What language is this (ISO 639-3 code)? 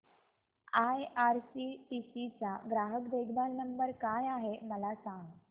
mar